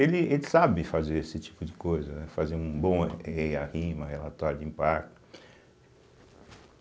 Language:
Portuguese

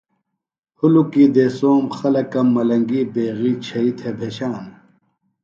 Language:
Phalura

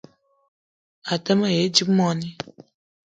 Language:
Eton (Cameroon)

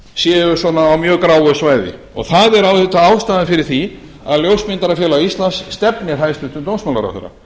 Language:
Icelandic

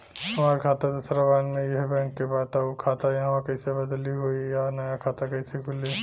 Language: Bhojpuri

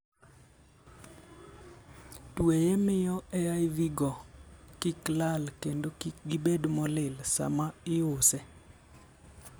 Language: Luo (Kenya and Tanzania)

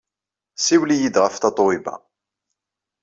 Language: Kabyle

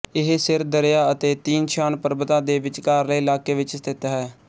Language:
Punjabi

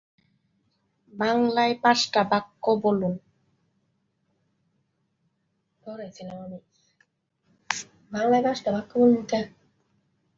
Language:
Bangla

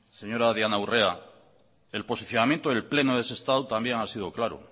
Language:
Spanish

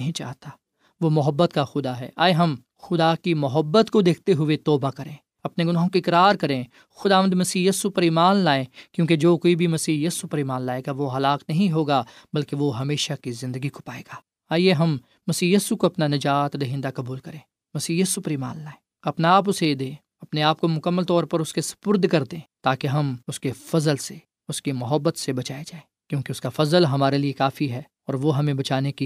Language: Urdu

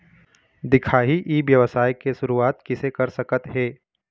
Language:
Chhattisgarhi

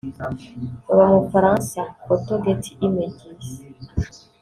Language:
Kinyarwanda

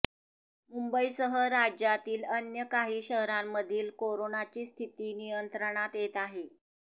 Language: Marathi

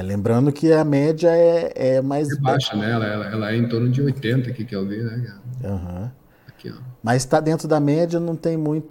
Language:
Portuguese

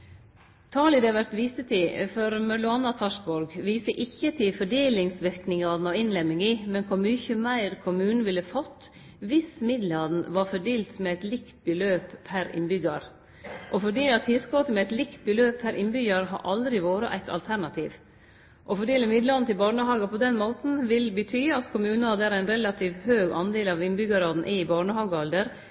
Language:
Norwegian Nynorsk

